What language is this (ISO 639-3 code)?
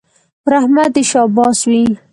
pus